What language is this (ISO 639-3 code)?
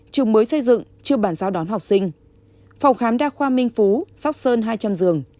vie